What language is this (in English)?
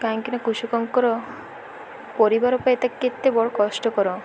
Odia